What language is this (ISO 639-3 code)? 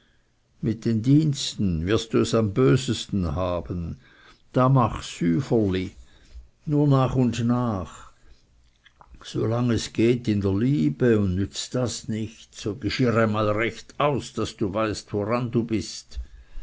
deu